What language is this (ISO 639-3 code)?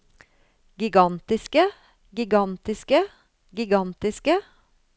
nor